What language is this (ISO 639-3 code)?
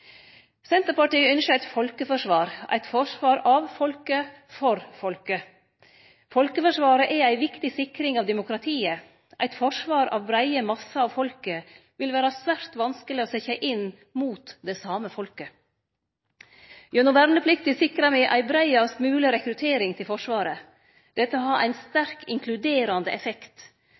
nno